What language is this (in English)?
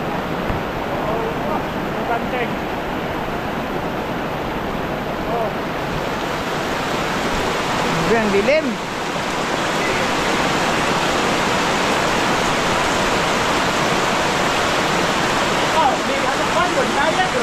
Filipino